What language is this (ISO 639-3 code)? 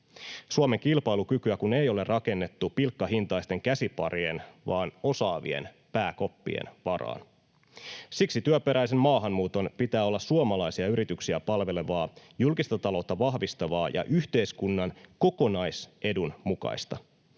fin